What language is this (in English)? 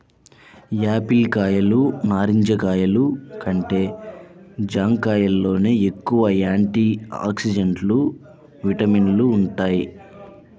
Telugu